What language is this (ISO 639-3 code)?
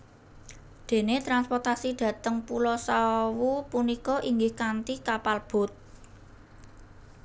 jav